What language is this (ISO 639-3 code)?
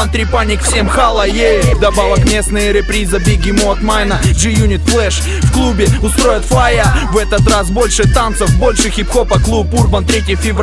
rus